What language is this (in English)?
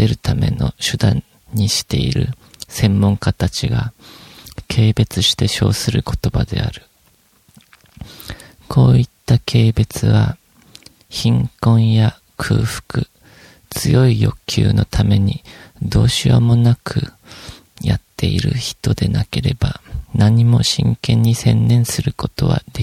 Japanese